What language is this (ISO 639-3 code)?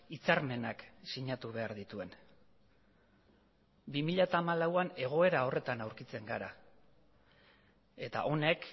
eus